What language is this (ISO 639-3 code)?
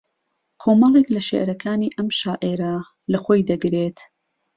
ckb